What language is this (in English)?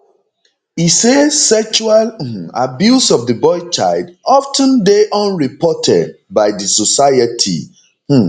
Nigerian Pidgin